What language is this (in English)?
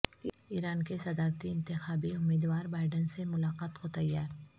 Urdu